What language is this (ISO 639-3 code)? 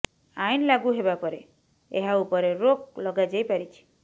ori